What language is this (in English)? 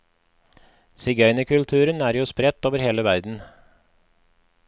Norwegian